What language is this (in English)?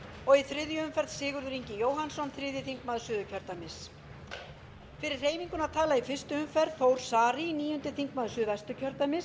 Icelandic